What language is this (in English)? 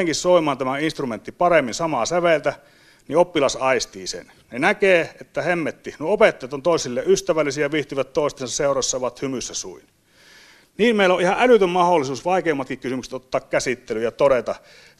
Finnish